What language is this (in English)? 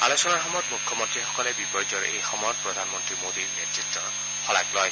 Assamese